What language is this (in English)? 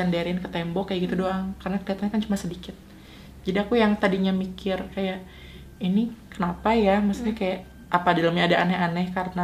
Indonesian